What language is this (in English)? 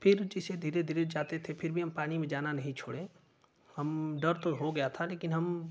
Hindi